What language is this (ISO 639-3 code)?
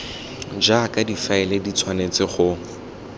tsn